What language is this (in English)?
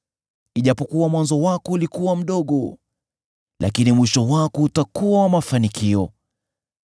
Swahili